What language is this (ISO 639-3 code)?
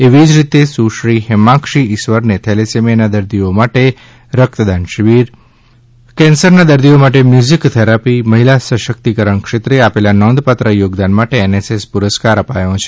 guj